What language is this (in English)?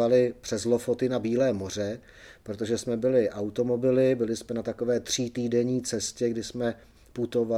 Czech